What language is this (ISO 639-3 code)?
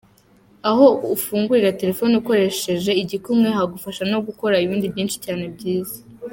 kin